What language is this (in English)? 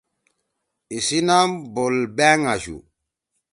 Torwali